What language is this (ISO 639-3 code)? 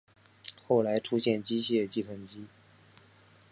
zho